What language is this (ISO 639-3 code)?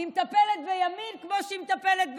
heb